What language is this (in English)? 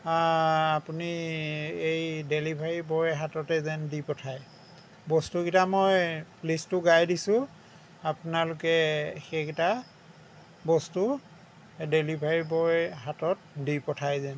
Assamese